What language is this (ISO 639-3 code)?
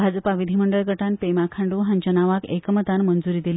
kok